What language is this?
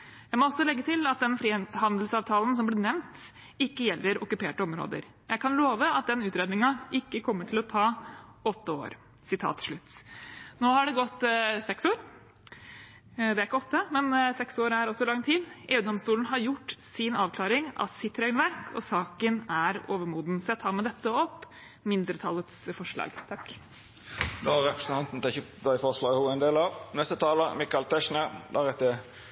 Norwegian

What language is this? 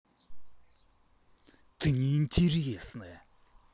Russian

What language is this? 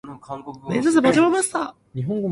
Cantonese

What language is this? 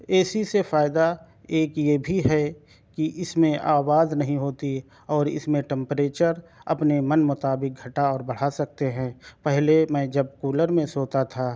Urdu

